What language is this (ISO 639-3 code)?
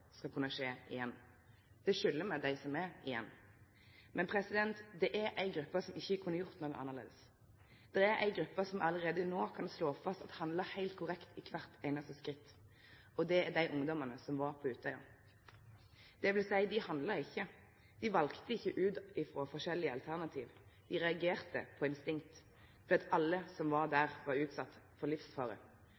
nno